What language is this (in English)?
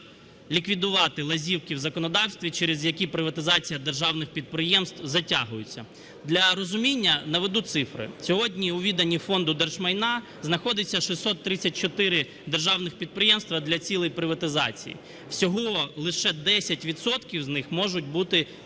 Ukrainian